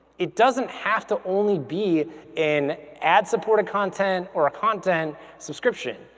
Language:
English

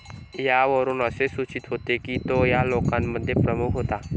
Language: Marathi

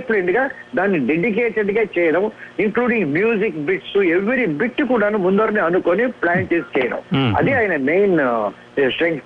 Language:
Telugu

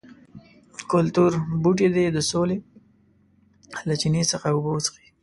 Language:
Pashto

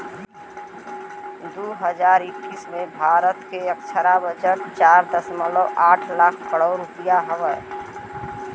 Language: Bhojpuri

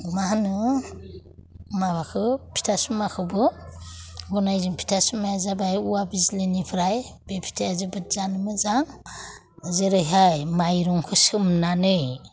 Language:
Bodo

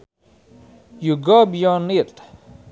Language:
Sundanese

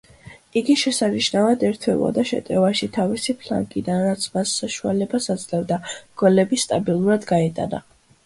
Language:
Georgian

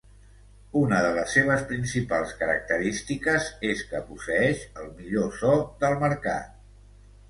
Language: Catalan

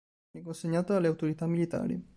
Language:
Italian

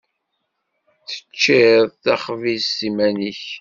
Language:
Kabyle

